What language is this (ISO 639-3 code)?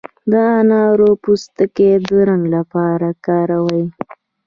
pus